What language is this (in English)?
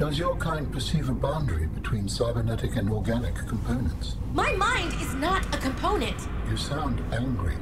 Indonesian